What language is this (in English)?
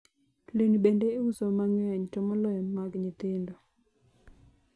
Luo (Kenya and Tanzania)